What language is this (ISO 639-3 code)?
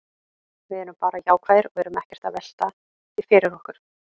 isl